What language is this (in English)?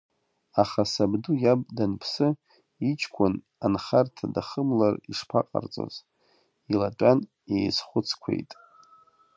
Abkhazian